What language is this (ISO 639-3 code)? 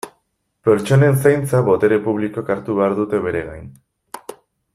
eus